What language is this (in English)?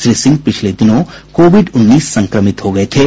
Hindi